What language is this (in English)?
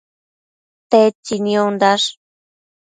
Matsés